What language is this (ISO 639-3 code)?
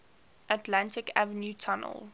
eng